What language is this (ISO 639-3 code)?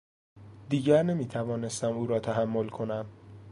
fas